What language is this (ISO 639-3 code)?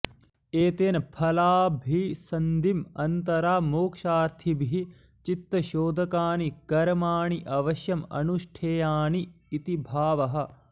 san